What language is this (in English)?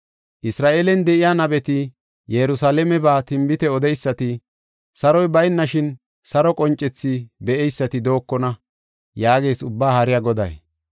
Gofa